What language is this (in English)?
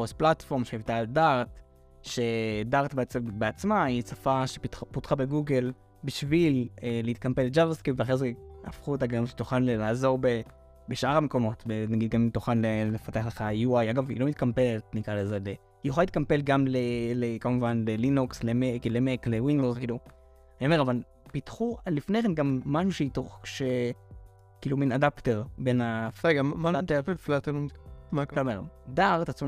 Hebrew